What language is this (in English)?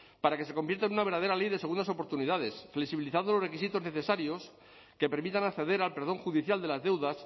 Spanish